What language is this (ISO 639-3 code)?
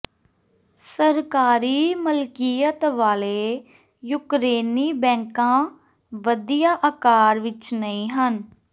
pan